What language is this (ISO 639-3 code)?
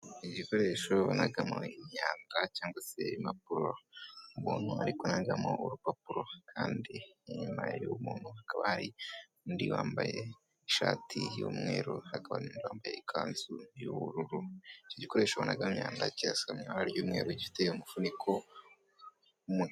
kin